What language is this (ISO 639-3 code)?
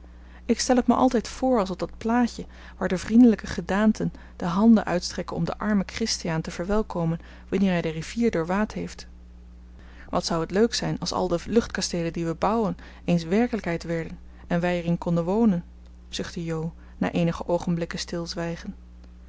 nld